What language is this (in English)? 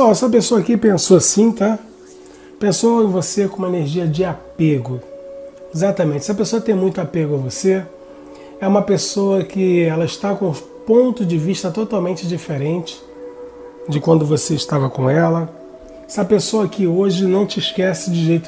Portuguese